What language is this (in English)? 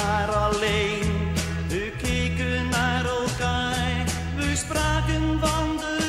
Dutch